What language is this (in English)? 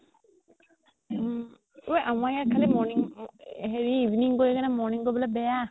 Assamese